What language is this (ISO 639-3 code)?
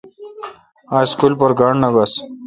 xka